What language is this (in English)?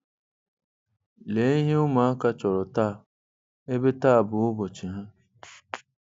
Igbo